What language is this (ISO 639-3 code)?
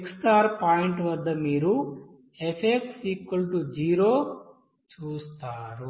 tel